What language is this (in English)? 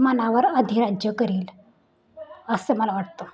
Marathi